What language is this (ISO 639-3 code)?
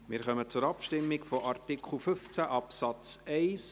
gsw